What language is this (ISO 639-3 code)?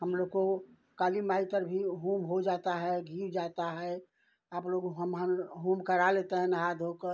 hin